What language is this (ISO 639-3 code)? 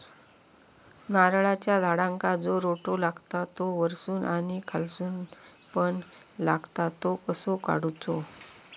mar